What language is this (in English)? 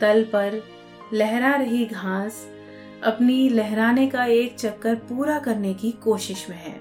Hindi